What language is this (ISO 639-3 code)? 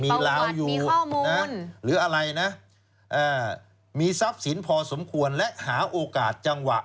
tha